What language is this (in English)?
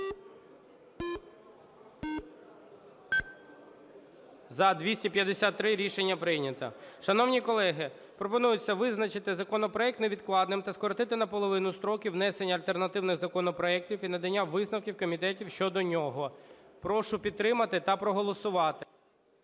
Ukrainian